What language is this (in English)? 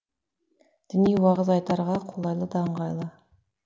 Kazakh